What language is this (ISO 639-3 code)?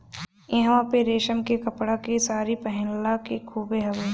bho